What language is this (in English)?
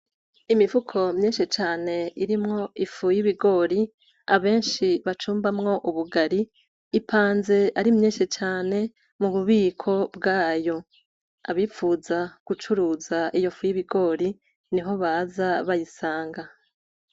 Rundi